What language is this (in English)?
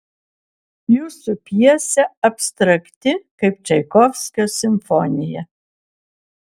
Lithuanian